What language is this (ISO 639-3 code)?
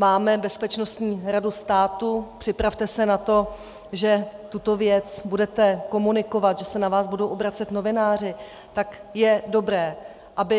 ces